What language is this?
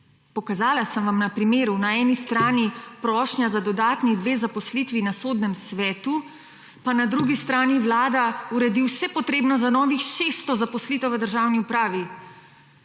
Slovenian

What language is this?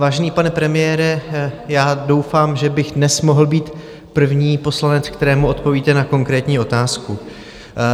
Czech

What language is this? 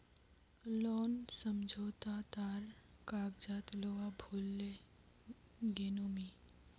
Magahi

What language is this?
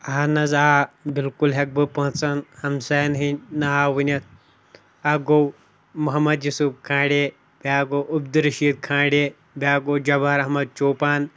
Kashmiri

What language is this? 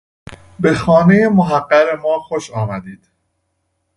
Persian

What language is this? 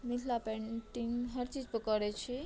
Maithili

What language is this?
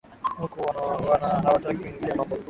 Swahili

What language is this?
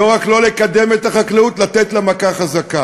Hebrew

